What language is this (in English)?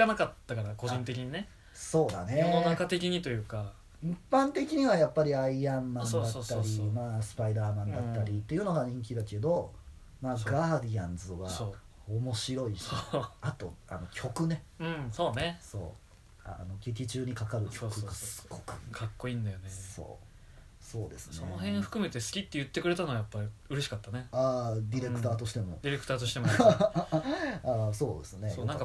Japanese